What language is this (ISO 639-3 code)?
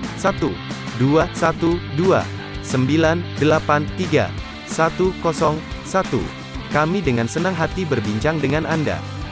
ind